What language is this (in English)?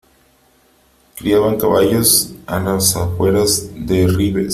Spanish